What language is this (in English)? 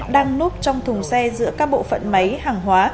Vietnamese